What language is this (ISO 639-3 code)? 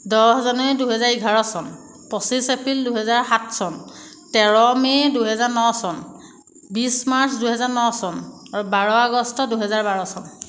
asm